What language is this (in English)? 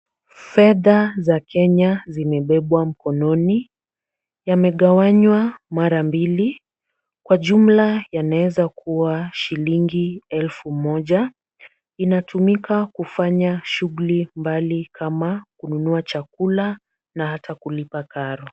Swahili